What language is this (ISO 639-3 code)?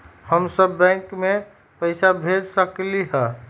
mag